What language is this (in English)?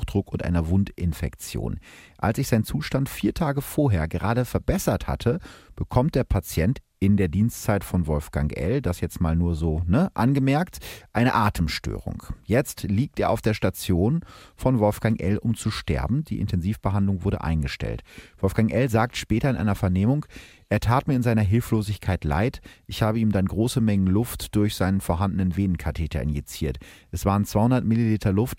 German